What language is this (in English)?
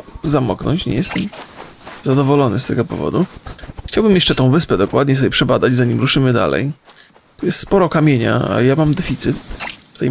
Polish